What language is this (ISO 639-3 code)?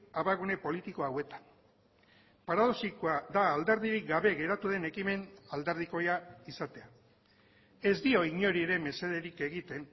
eus